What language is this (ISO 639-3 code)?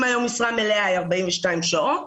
heb